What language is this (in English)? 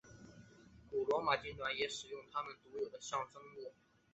Chinese